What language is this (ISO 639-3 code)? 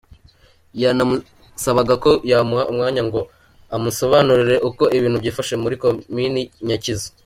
kin